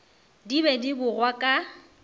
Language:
Northern Sotho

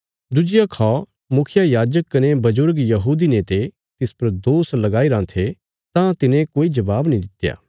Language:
Bilaspuri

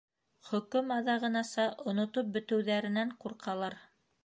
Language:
Bashkir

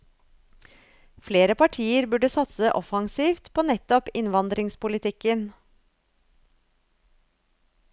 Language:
Norwegian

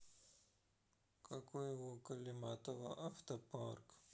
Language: Russian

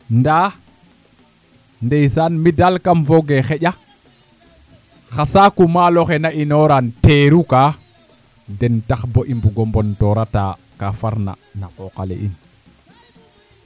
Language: Serer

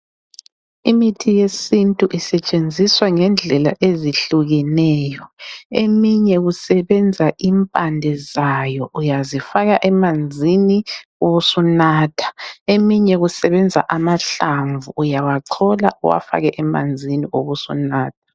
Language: North Ndebele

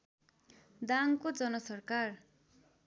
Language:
Nepali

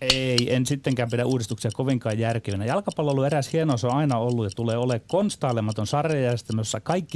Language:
Finnish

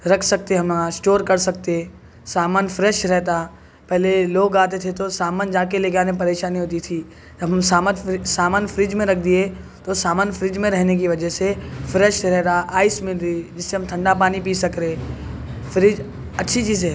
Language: Urdu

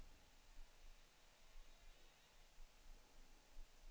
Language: Danish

